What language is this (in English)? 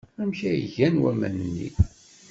Kabyle